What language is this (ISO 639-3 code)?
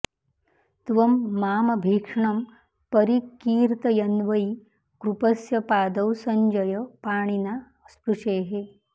san